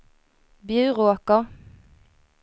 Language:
Swedish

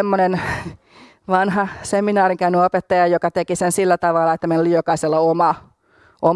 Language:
Finnish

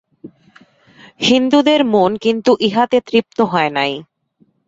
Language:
Bangla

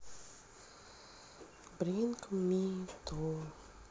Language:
Russian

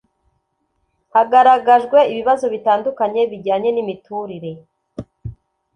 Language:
Kinyarwanda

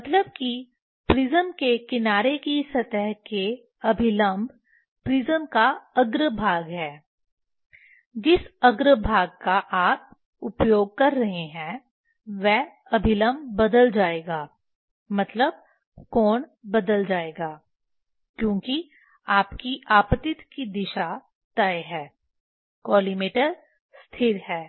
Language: Hindi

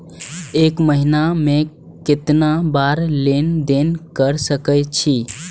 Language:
Maithili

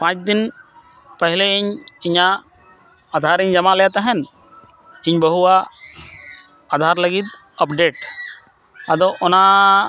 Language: Santali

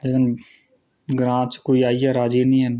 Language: Dogri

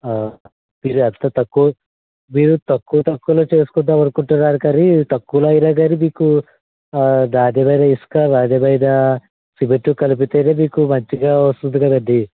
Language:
Telugu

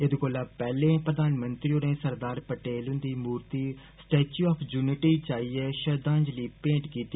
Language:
Dogri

